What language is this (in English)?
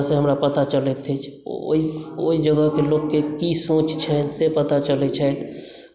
Maithili